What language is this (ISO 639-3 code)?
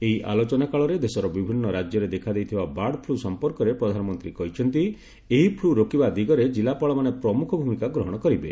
ori